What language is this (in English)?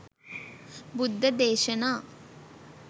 Sinhala